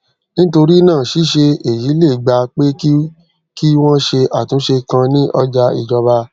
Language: Yoruba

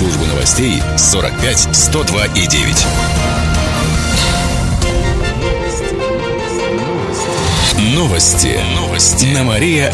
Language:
Russian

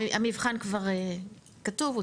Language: Hebrew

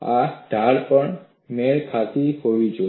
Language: Gujarati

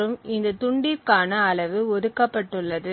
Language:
Tamil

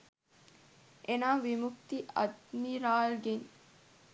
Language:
Sinhala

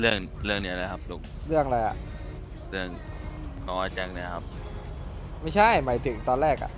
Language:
Thai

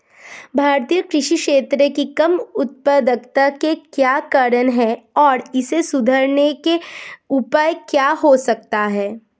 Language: Hindi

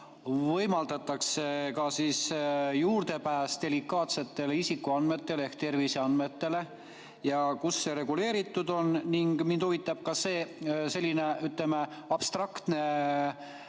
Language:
Estonian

